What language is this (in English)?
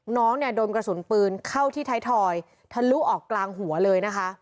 Thai